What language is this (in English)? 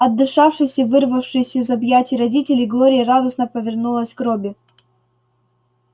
Russian